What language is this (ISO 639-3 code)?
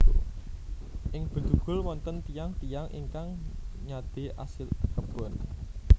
jav